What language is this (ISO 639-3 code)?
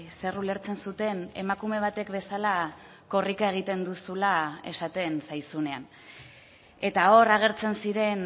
eus